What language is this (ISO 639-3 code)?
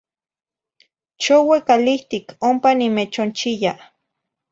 nhi